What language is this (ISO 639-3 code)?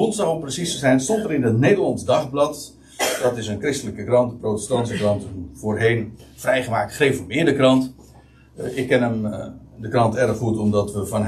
nld